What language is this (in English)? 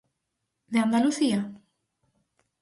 Galician